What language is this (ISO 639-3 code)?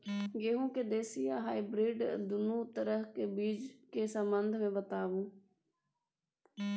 mai